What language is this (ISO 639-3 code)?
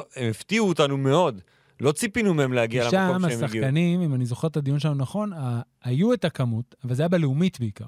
heb